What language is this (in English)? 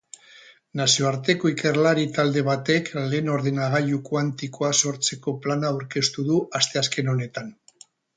Basque